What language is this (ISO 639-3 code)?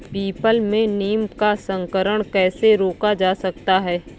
hin